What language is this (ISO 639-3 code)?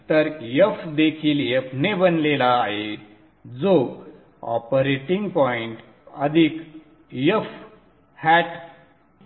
mar